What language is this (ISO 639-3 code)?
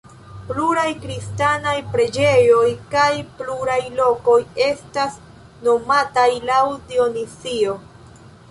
epo